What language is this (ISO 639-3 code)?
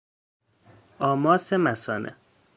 fas